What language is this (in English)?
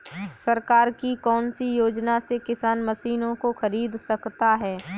Hindi